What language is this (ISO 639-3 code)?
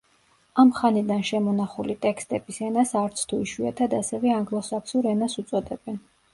kat